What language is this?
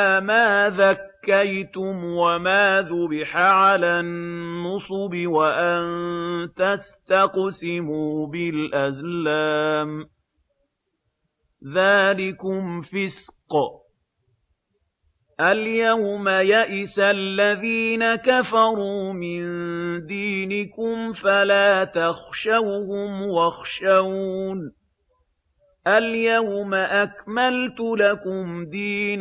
Arabic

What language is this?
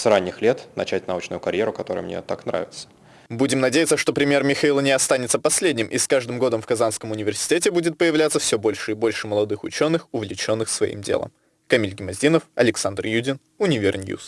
Russian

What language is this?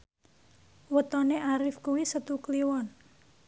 Javanese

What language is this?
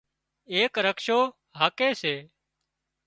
Wadiyara Koli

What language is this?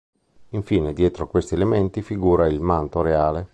Italian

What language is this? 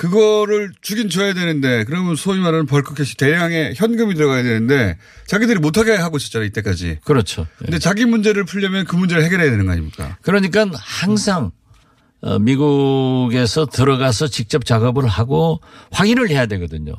Korean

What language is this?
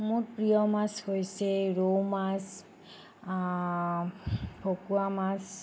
Assamese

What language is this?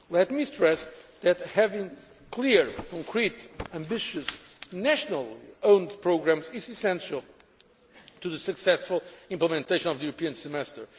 English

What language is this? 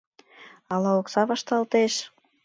Mari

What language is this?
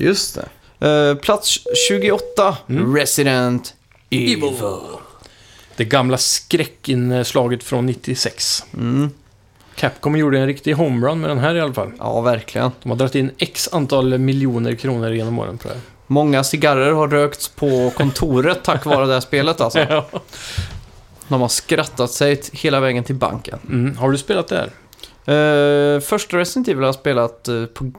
Swedish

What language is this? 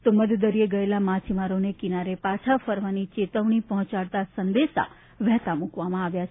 Gujarati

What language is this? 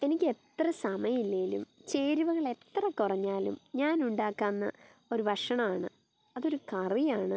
Malayalam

